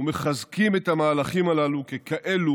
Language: Hebrew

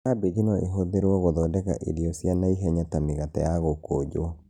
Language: Kikuyu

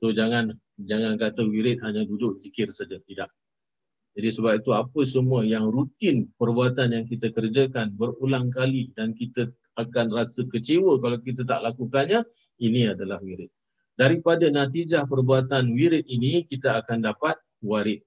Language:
Malay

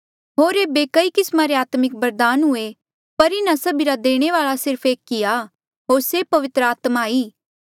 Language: Mandeali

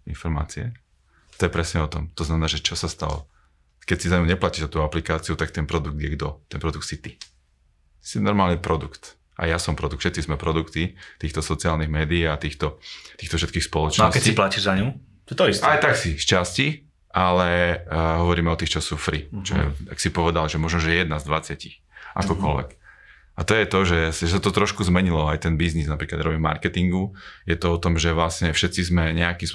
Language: Slovak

